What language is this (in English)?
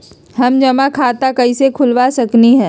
Magahi